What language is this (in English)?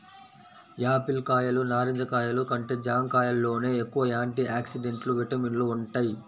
Telugu